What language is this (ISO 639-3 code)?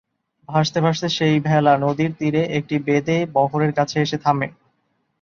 ben